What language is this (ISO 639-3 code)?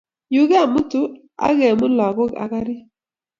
kln